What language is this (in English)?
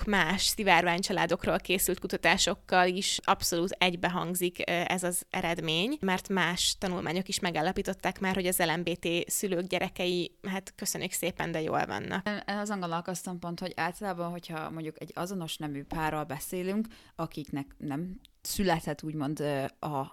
Hungarian